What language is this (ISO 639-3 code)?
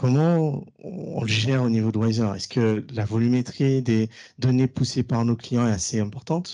fra